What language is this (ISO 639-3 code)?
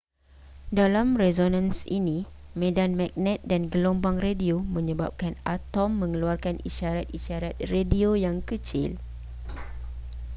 msa